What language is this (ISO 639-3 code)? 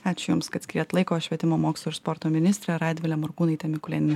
lit